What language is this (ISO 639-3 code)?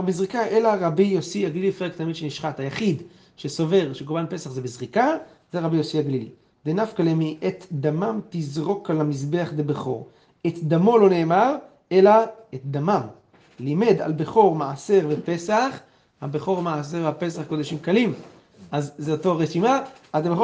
heb